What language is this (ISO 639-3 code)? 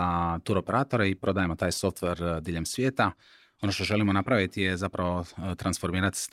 hrv